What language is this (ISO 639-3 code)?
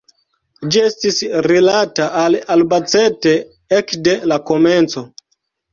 epo